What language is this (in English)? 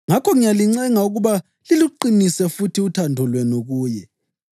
North Ndebele